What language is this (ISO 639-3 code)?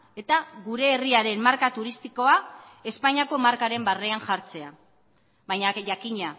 eus